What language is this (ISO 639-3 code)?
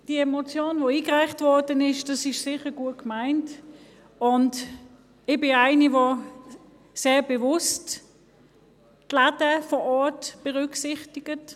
gsw